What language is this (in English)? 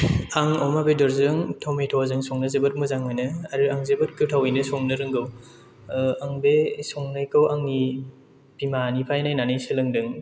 Bodo